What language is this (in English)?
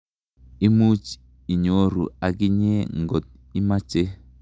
Kalenjin